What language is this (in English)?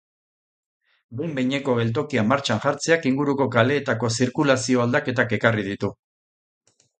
Basque